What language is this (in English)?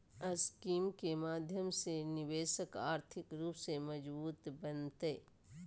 Magahi